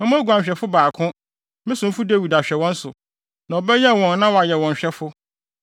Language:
Akan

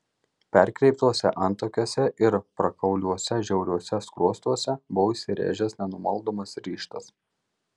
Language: Lithuanian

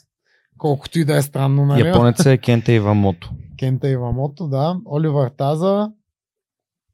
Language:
Bulgarian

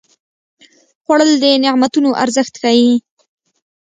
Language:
Pashto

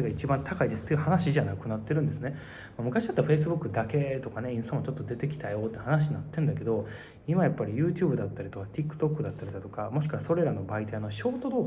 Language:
Japanese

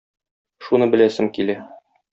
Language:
Tatar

